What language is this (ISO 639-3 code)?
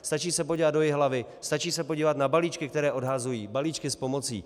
ces